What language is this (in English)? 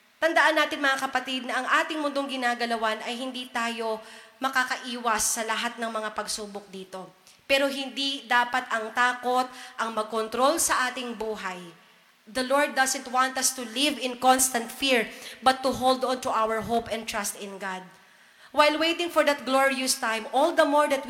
Filipino